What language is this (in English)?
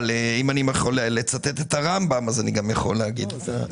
Hebrew